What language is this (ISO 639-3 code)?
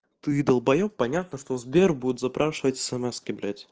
rus